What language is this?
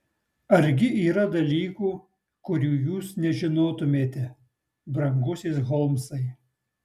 Lithuanian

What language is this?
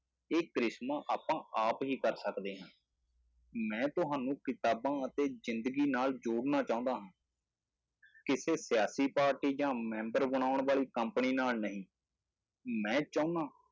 Punjabi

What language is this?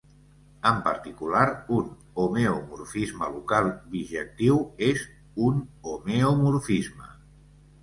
Catalan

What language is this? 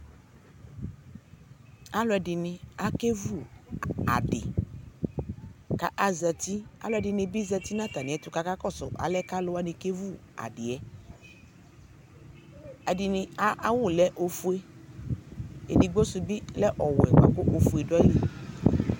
Ikposo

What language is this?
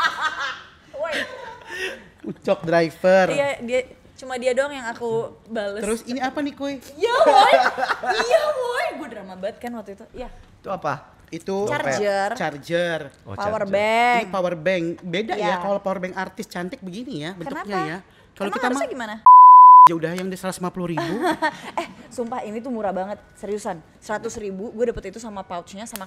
Indonesian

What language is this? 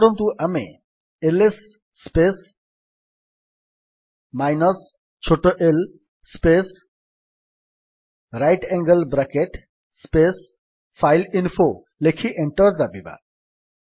Odia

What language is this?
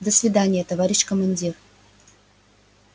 Russian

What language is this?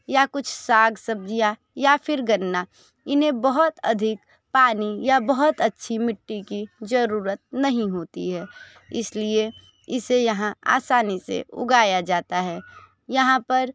Hindi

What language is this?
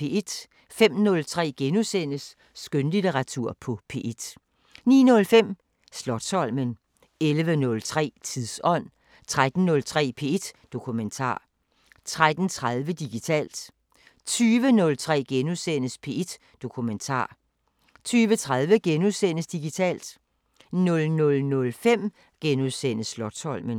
Danish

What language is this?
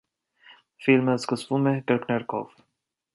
Armenian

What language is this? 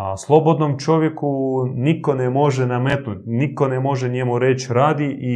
Croatian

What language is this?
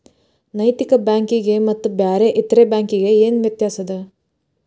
Kannada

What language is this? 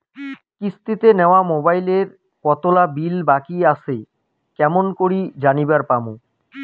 Bangla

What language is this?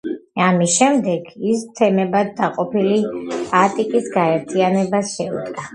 Georgian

